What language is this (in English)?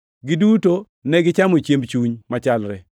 Luo (Kenya and Tanzania)